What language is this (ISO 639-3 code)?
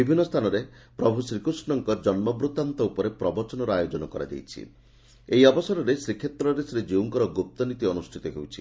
ori